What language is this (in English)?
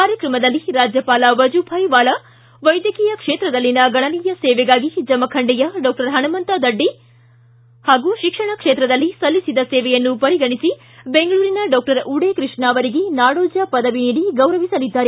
Kannada